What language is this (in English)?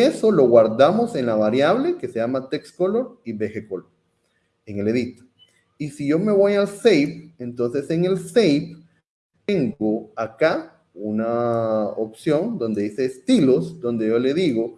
Spanish